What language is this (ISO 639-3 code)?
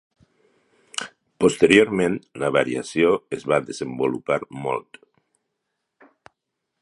cat